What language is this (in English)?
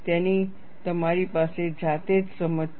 Gujarati